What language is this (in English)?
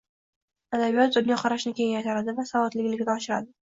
Uzbek